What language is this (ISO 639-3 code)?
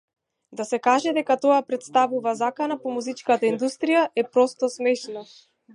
mkd